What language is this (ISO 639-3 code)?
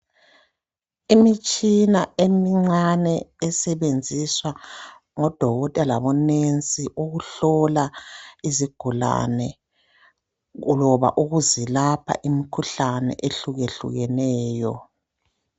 nde